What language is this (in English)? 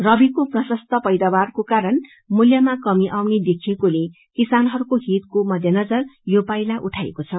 Nepali